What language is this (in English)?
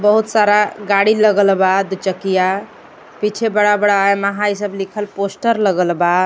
Bhojpuri